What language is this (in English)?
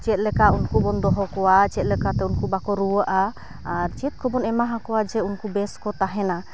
Santali